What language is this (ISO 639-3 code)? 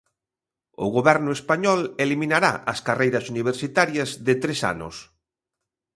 glg